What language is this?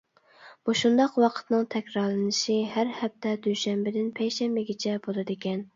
Uyghur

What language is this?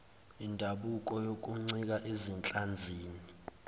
Zulu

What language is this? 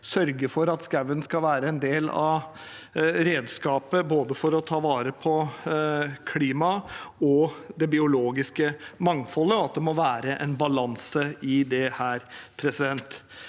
Norwegian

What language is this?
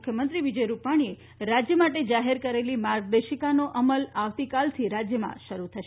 Gujarati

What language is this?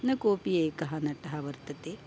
Sanskrit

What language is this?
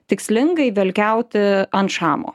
Lithuanian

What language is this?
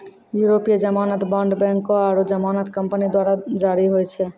Maithili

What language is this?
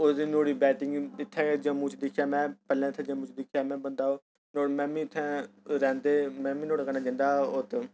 Dogri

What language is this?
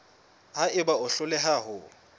Southern Sotho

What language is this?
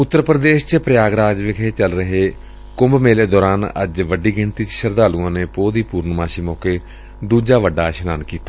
Punjabi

